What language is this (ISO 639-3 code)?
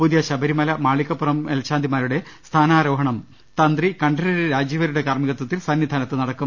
mal